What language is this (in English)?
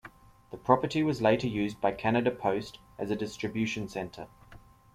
English